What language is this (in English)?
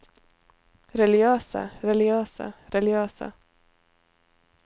Norwegian